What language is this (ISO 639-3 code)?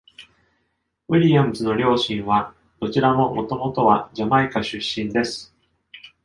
jpn